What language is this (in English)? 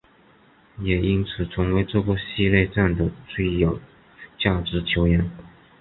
Chinese